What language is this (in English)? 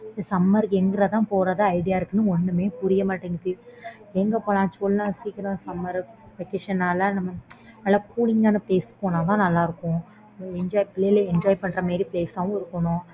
Tamil